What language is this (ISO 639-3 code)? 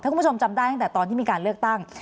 tha